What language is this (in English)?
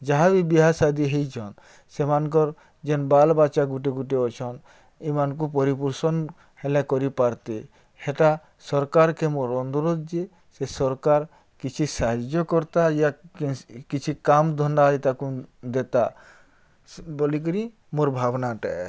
Odia